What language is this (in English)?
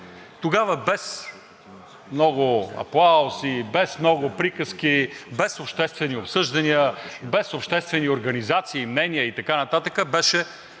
Bulgarian